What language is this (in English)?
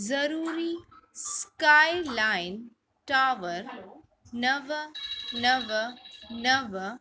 Sindhi